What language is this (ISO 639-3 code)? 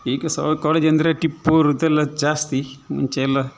kan